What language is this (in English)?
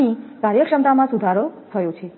Gujarati